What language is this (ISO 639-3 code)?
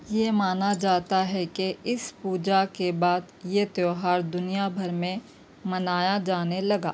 urd